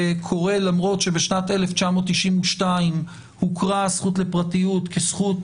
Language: Hebrew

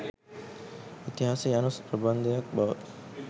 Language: Sinhala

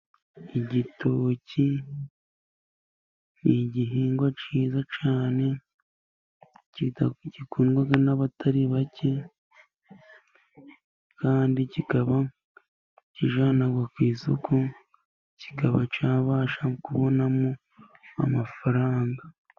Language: Kinyarwanda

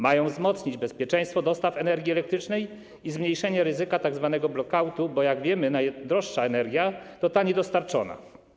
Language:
Polish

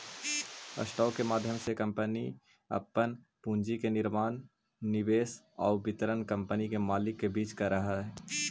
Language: Magahi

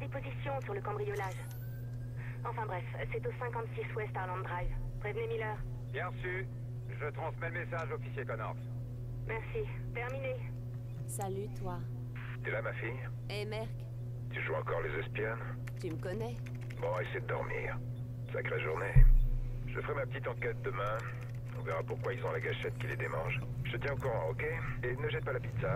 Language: French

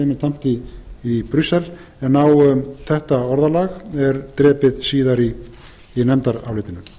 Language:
Icelandic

